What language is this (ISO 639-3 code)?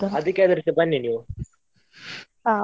kan